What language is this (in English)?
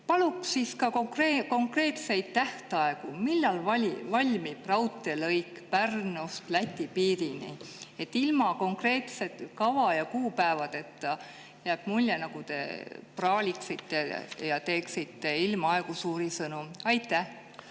Estonian